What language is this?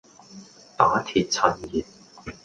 Cantonese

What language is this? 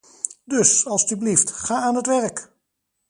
Dutch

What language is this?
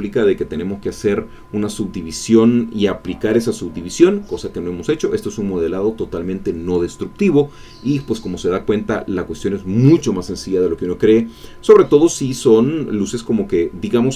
Spanish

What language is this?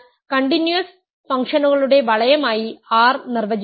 Malayalam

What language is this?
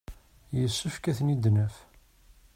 Kabyle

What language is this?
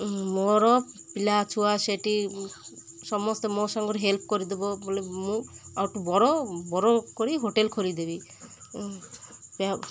Odia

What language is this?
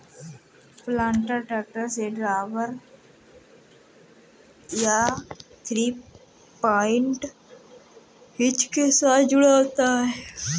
Hindi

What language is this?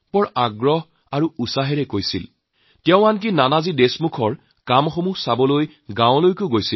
Assamese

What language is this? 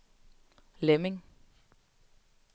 Danish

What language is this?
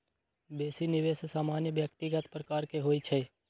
Magahi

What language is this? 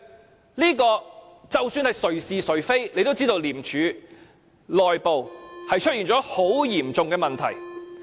Cantonese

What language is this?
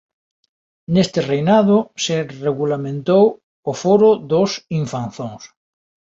Galician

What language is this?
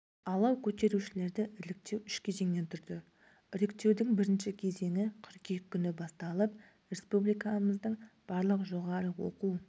Kazakh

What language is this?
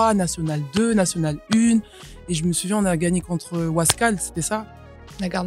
French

